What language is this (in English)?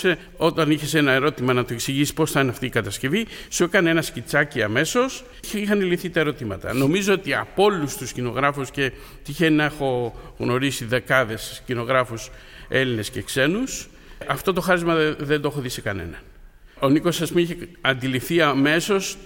Greek